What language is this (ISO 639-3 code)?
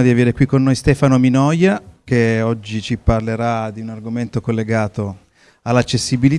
ita